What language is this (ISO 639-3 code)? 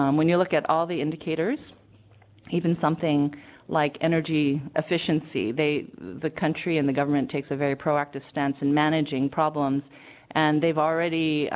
eng